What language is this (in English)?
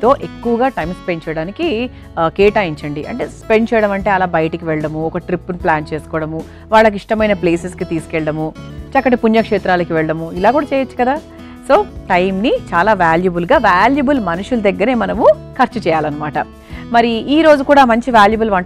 Telugu